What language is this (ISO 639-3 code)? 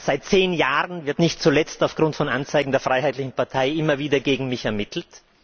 deu